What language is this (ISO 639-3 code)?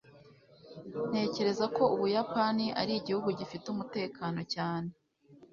kin